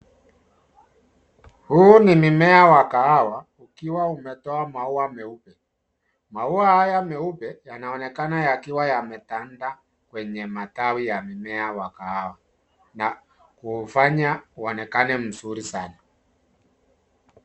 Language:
Swahili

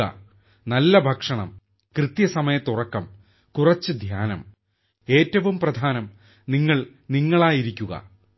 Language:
Malayalam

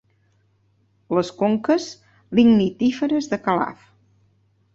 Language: Catalan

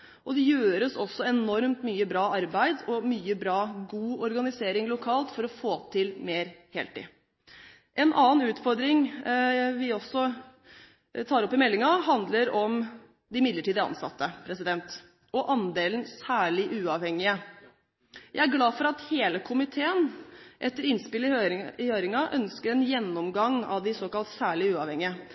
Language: Norwegian Bokmål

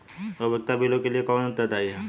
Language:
Hindi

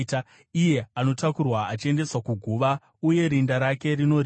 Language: Shona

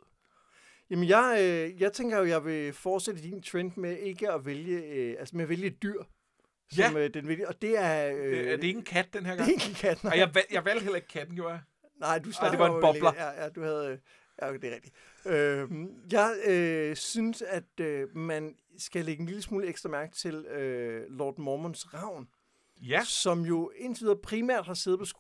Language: Danish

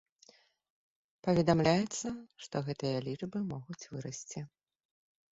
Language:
Belarusian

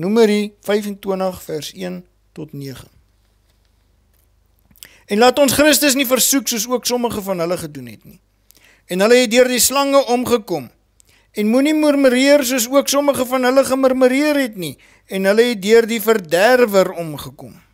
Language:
Dutch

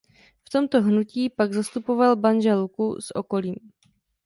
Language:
Czech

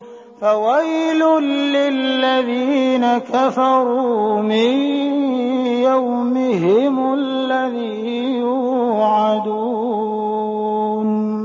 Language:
Arabic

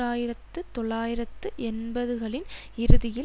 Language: Tamil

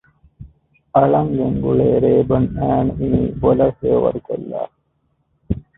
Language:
Divehi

